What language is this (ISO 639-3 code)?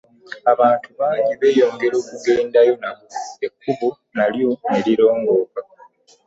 lug